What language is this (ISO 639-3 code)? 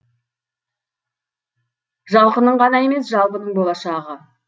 kaz